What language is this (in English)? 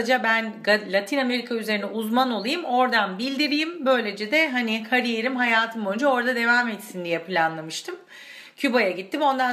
Turkish